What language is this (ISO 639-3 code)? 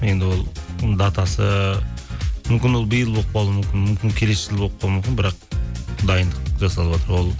kaz